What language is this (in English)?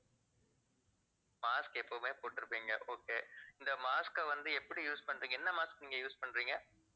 Tamil